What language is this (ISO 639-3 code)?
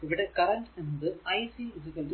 mal